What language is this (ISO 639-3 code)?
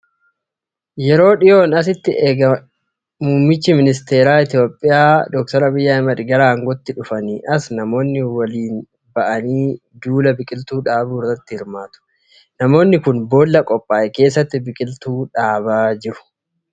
orm